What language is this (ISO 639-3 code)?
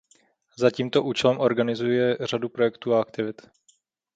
ces